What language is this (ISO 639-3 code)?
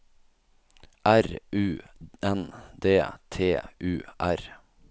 nor